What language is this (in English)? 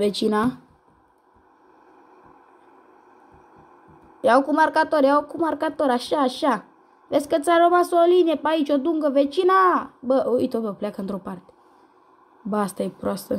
Romanian